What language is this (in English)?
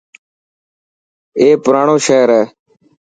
Dhatki